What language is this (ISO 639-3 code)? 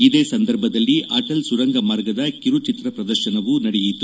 kan